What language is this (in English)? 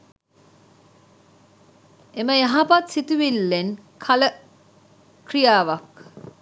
Sinhala